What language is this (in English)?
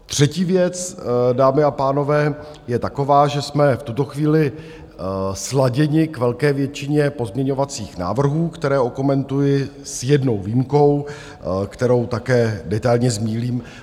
Czech